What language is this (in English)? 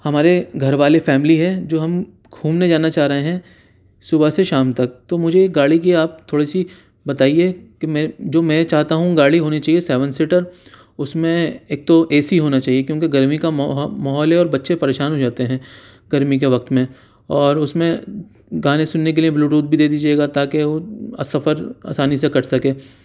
Urdu